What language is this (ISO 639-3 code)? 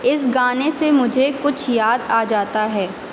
urd